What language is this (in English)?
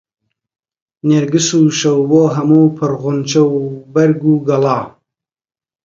Central Kurdish